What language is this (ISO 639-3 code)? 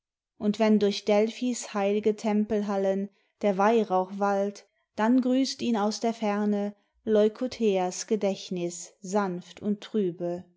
deu